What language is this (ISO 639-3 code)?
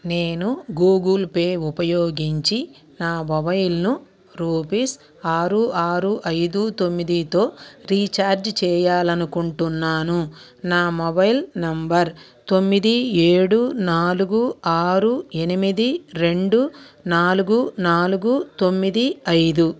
tel